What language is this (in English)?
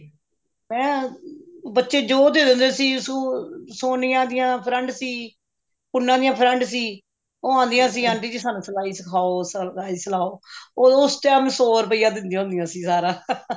Punjabi